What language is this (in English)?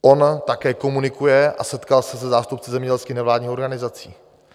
Czech